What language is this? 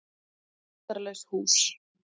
Icelandic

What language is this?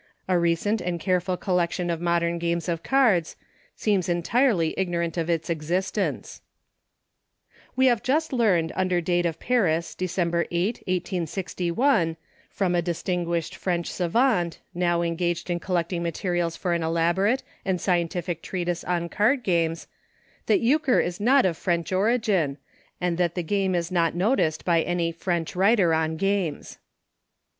English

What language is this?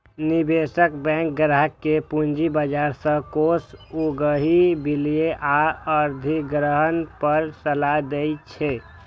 Maithili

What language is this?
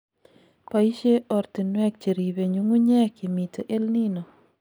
Kalenjin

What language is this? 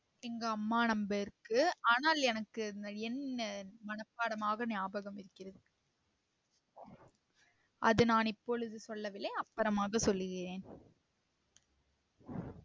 Tamil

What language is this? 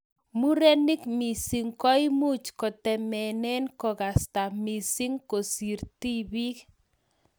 Kalenjin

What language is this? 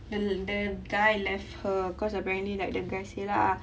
English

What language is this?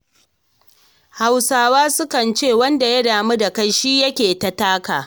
Hausa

